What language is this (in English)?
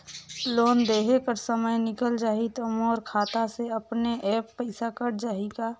Chhattisgarhi